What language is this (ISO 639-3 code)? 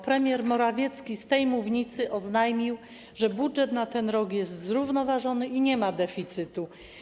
pol